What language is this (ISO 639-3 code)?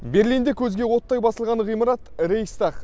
kaz